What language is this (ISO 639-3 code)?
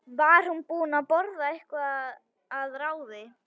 isl